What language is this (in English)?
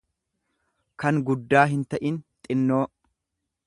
Oromo